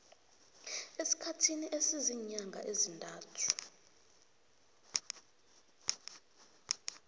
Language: South Ndebele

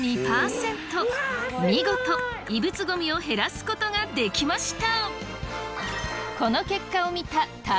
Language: Japanese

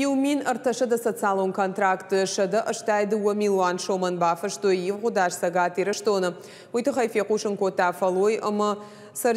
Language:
Russian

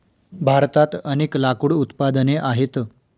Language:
Marathi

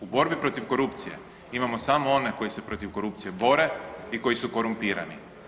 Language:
Croatian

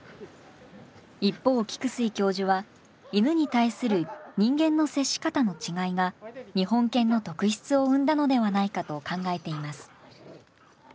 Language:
Japanese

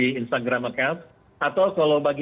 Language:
Indonesian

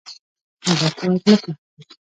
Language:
Pashto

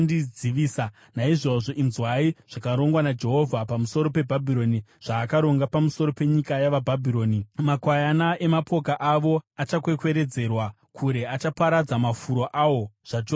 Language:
Shona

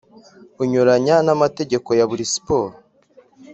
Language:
Kinyarwanda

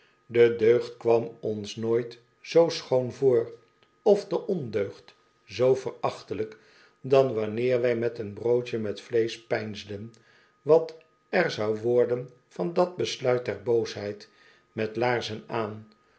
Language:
Dutch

